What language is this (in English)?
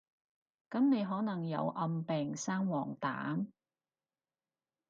Cantonese